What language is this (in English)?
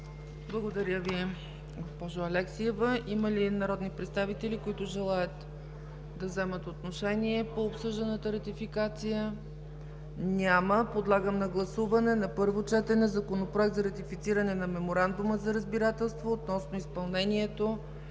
Bulgarian